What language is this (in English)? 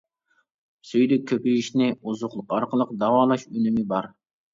Uyghur